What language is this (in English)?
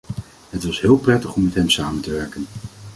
Dutch